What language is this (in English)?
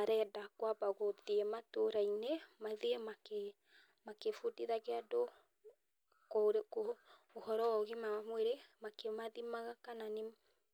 Kikuyu